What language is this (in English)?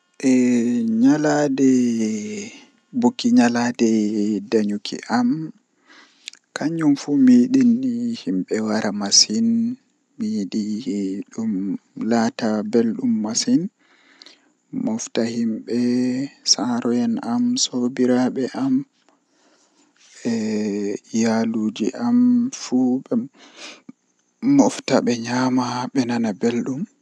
Western Niger Fulfulde